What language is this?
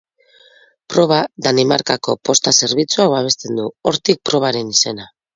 Basque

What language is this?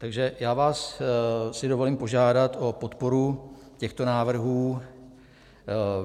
Czech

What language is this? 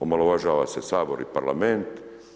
Croatian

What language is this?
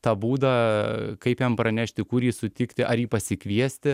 Lithuanian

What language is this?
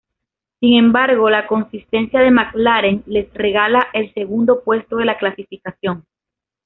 Spanish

